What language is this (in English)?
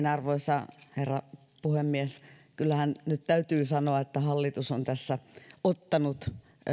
Finnish